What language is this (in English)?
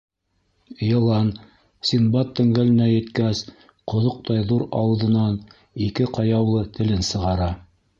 Bashkir